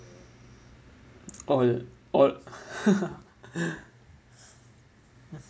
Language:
English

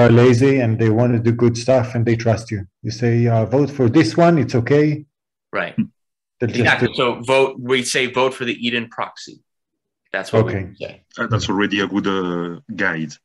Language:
English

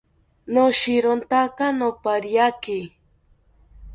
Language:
South Ucayali Ashéninka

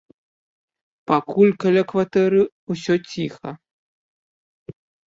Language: Belarusian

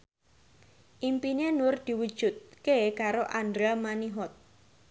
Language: Javanese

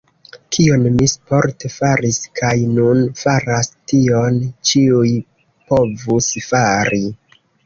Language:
Esperanto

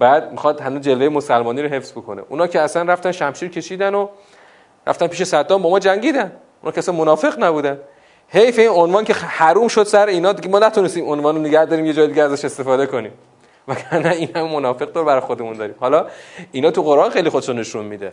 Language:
Persian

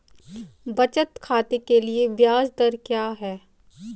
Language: Hindi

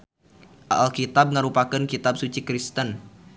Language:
Sundanese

